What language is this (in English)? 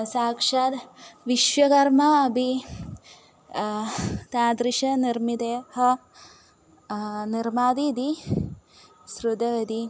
Sanskrit